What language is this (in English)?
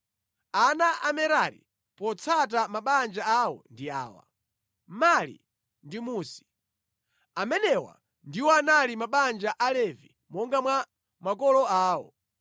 Nyanja